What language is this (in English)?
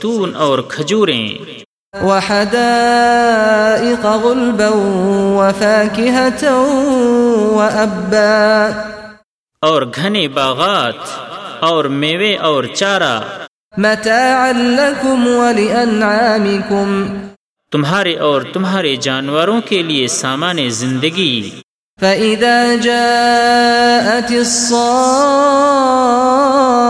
Urdu